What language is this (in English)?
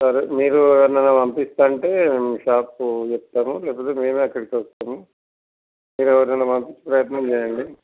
Telugu